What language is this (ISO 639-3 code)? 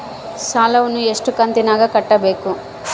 kan